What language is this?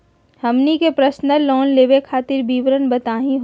Magahi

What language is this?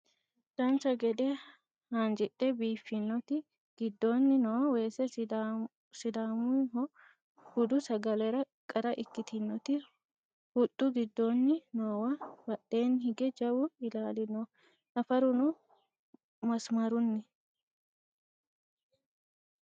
Sidamo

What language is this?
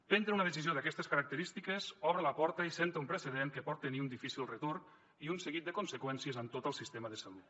Catalan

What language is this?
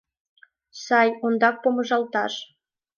Mari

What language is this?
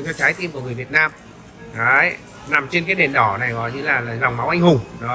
Vietnamese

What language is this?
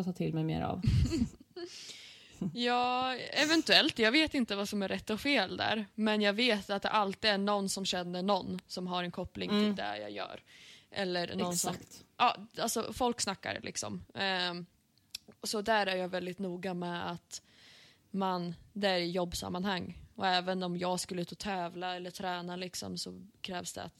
Swedish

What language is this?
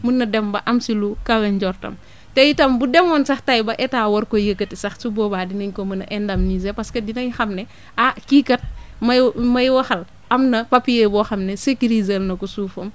Wolof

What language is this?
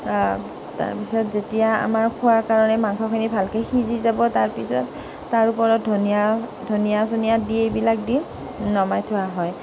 Assamese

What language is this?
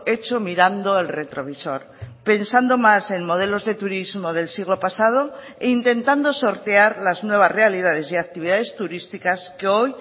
Spanish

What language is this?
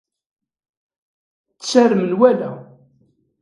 Kabyle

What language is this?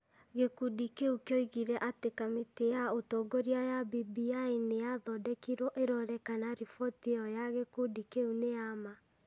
Kikuyu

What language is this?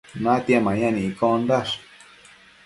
Matsés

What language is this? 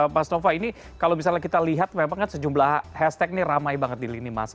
Indonesian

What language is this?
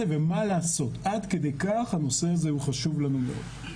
Hebrew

